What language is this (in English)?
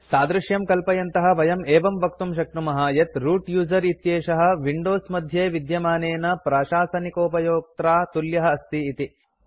Sanskrit